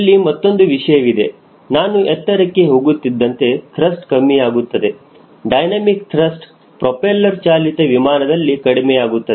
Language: Kannada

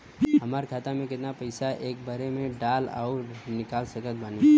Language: Bhojpuri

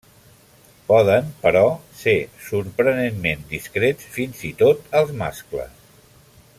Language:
Catalan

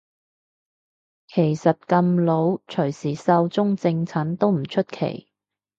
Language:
Cantonese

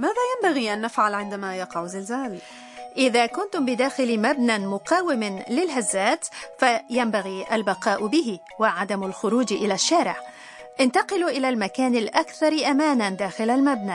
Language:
Arabic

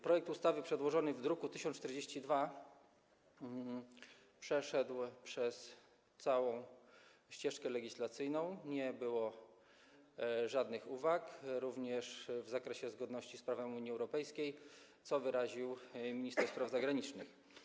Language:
Polish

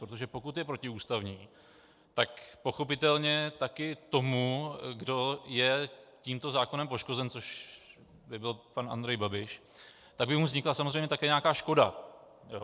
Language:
Czech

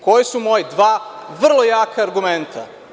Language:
Serbian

